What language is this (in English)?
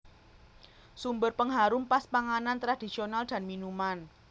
Javanese